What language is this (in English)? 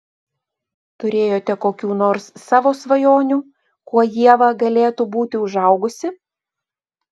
Lithuanian